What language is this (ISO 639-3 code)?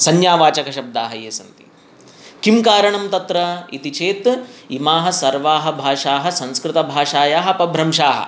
san